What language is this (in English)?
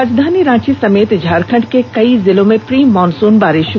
Hindi